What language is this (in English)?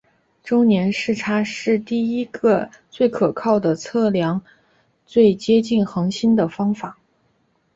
Chinese